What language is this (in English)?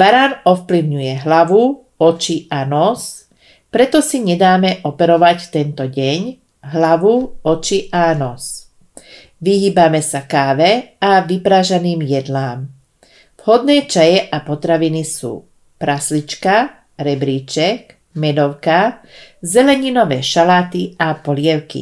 Slovak